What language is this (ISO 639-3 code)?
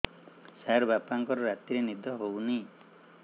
ori